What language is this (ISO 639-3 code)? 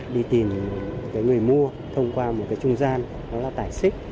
vie